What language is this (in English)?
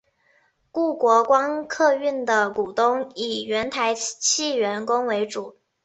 Chinese